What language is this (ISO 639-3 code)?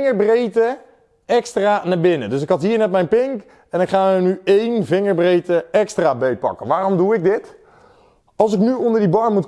nld